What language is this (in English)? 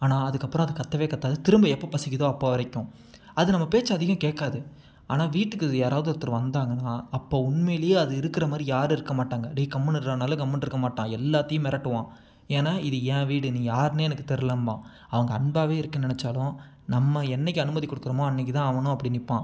Tamil